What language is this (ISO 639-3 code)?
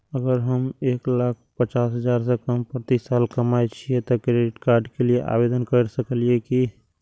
mai